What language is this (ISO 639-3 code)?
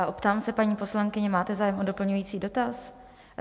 ces